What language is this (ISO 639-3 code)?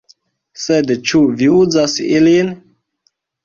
epo